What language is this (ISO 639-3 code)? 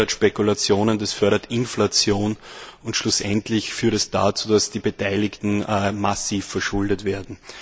deu